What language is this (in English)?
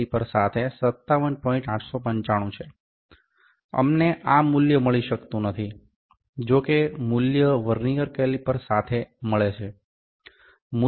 Gujarati